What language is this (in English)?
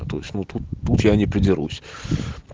Russian